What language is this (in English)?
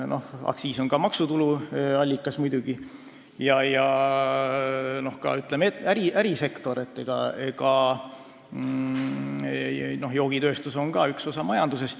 Estonian